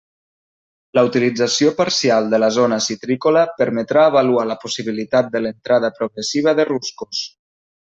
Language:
Catalan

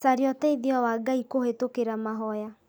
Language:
Kikuyu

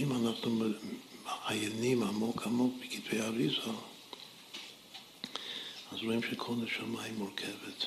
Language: Hebrew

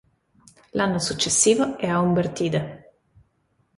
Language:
Italian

